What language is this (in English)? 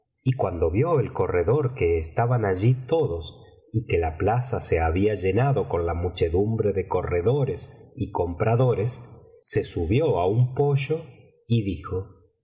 Spanish